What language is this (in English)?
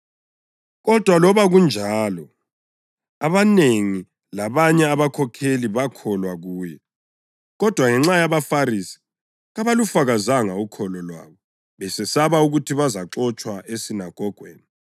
North Ndebele